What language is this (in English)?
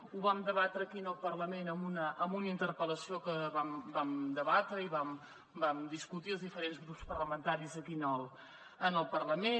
Catalan